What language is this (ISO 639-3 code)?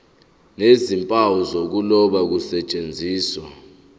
zul